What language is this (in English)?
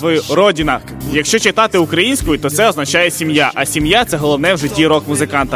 Russian